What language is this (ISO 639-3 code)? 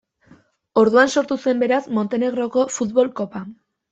eus